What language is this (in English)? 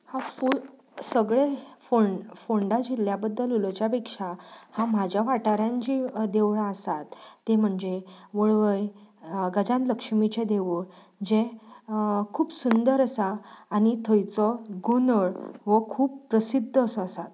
Konkani